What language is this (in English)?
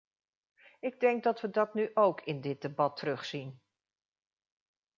Dutch